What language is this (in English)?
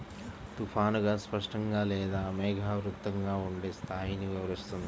Telugu